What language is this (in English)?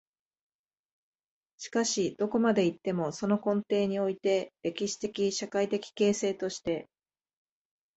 Japanese